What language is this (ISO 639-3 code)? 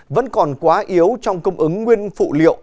vie